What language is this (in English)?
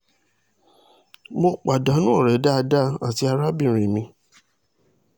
Yoruba